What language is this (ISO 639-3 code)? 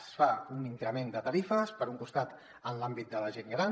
cat